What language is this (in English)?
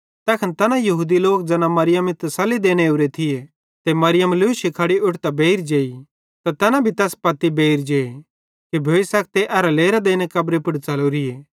Bhadrawahi